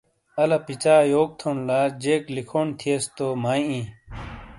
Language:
Shina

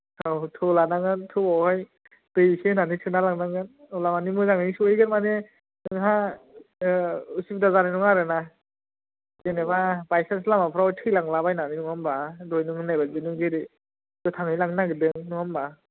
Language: Bodo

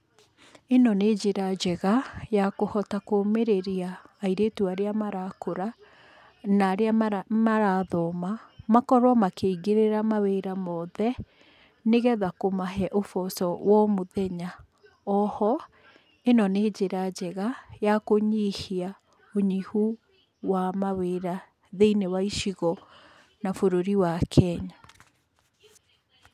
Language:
Kikuyu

